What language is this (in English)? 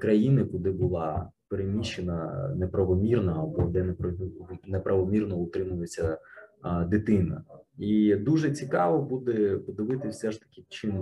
Ukrainian